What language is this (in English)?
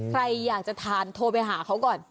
Thai